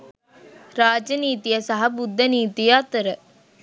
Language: Sinhala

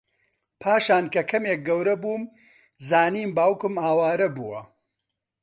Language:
Central Kurdish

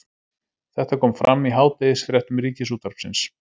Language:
Icelandic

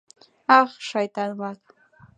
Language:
Mari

